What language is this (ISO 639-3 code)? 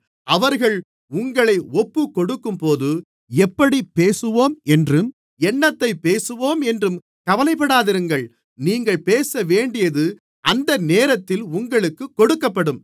tam